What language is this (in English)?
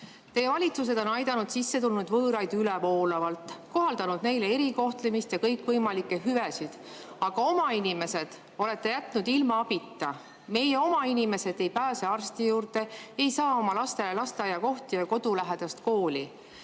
Estonian